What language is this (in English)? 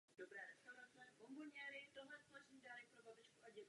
Czech